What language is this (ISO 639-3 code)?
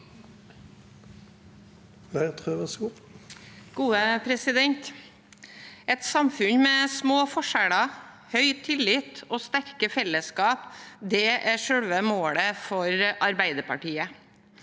nor